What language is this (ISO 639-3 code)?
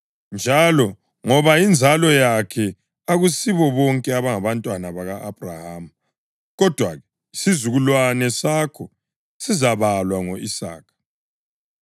nde